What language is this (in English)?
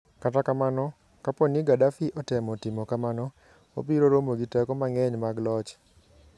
Luo (Kenya and Tanzania)